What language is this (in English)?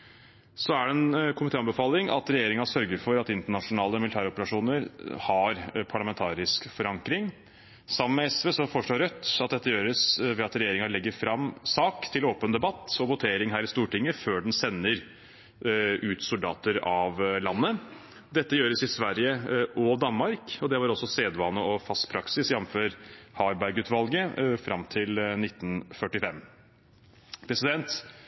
Norwegian Bokmål